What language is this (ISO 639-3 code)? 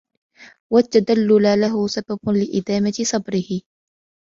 ara